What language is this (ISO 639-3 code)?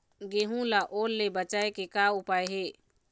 hne